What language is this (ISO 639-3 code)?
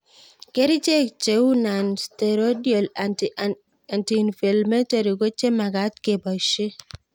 kln